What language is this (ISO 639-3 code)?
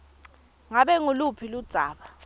ssw